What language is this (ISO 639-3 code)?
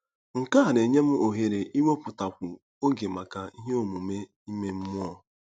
ibo